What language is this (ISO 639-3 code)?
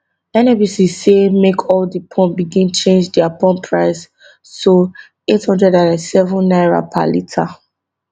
pcm